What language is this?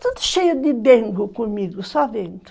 Portuguese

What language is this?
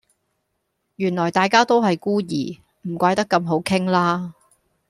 Cantonese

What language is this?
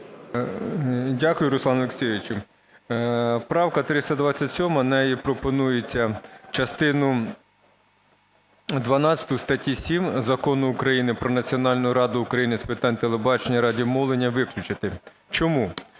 Ukrainian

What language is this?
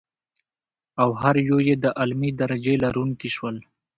Pashto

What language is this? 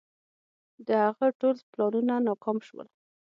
Pashto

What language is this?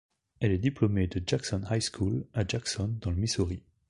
French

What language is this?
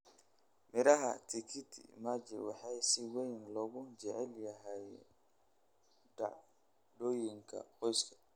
Somali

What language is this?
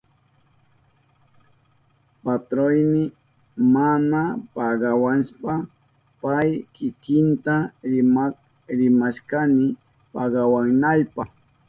Southern Pastaza Quechua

